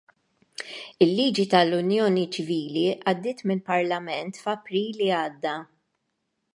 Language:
Maltese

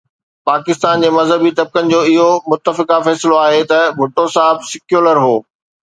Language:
Sindhi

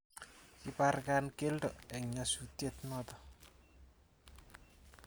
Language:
Kalenjin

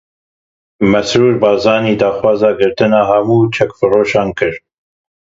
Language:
Kurdish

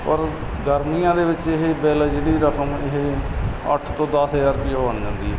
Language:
Punjabi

